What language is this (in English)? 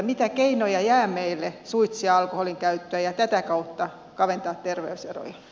Finnish